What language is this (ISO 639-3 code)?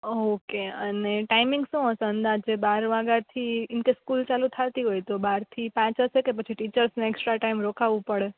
guj